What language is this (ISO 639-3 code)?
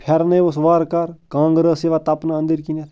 kas